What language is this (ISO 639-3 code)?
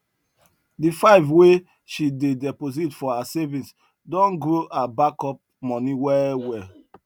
pcm